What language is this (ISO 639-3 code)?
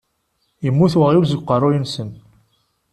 kab